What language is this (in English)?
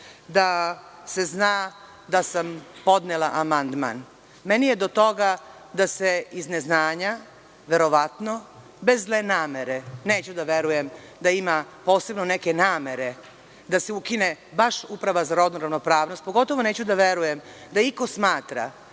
Serbian